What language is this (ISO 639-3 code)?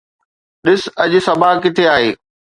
snd